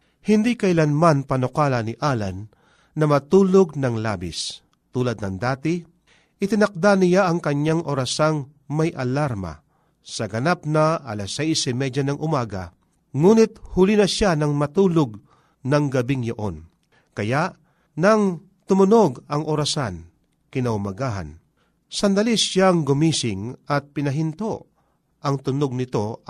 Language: Filipino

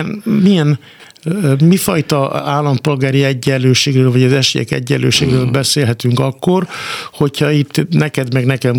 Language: Hungarian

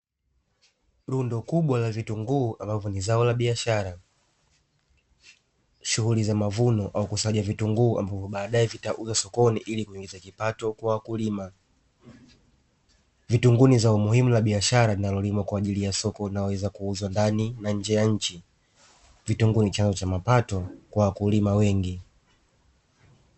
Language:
Swahili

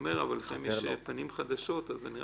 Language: Hebrew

